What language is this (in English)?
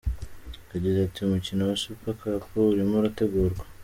Kinyarwanda